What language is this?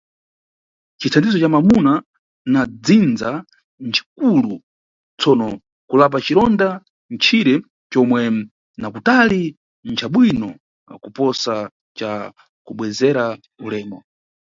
Nyungwe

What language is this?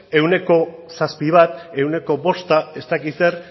Basque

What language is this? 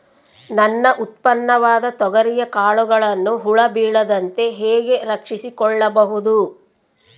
Kannada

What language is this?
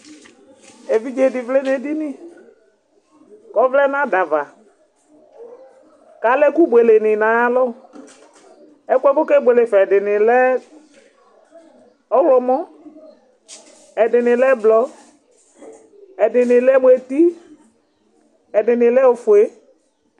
Ikposo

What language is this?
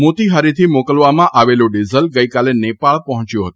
Gujarati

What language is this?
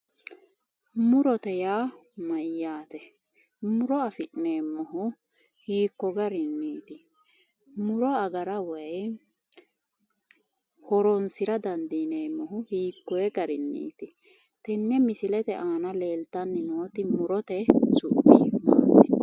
Sidamo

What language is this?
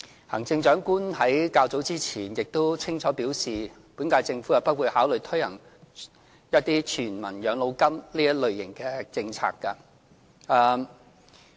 Cantonese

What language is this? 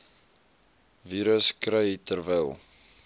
Afrikaans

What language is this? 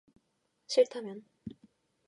Korean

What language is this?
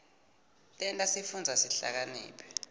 Swati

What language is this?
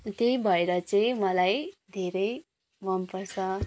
Nepali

